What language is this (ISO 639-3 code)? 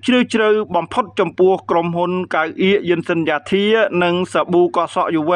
tha